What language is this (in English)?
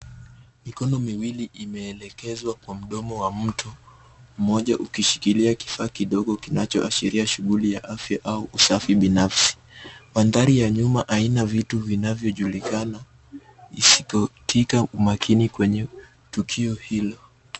Swahili